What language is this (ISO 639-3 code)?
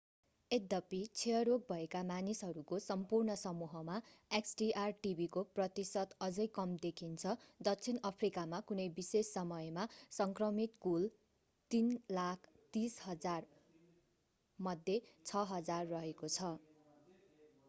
nep